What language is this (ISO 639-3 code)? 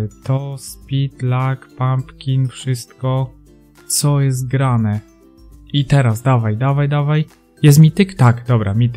pol